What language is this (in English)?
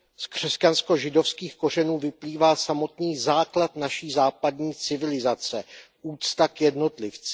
Czech